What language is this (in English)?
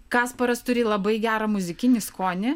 Lithuanian